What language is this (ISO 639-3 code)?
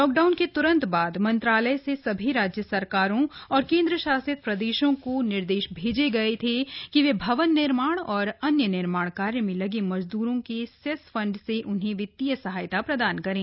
hin